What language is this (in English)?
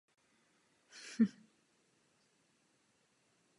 Czech